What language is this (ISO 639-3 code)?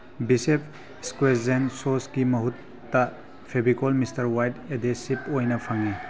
mni